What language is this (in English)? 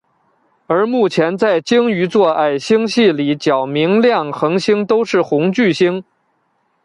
Chinese